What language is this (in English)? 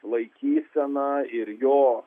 Lithuanian